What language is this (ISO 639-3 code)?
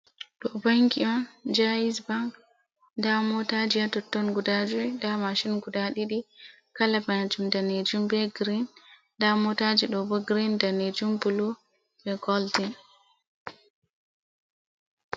ful